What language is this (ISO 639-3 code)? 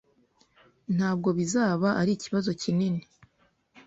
kin